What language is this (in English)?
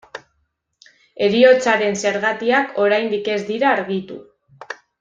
Basque